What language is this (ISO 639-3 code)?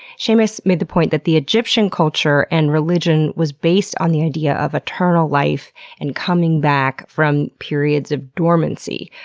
eng